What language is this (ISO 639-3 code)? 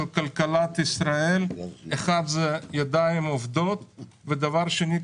heb